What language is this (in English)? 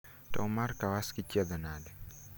Luo (Kenya and Tanzania)